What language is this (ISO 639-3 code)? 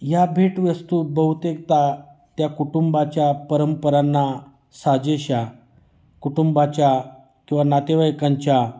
mar